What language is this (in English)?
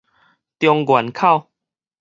Min Nan Chinese